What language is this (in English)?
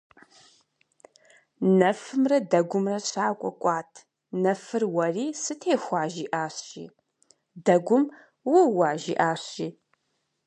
Kabardian